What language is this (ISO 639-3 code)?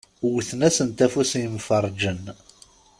kab